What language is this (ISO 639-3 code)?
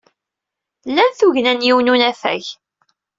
kab